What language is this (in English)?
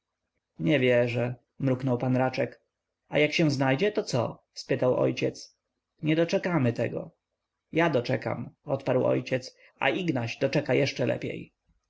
Polish